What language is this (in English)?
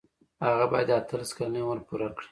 Pashto